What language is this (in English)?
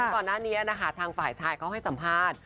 Thai